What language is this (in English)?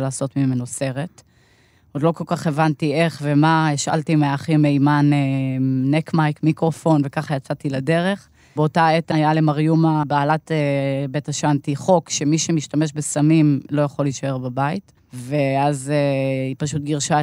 Hebrew